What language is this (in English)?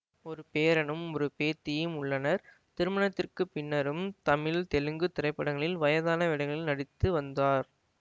Tamil